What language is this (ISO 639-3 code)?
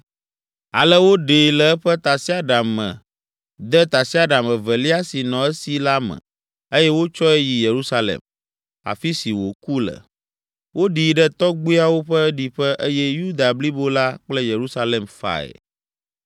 ewe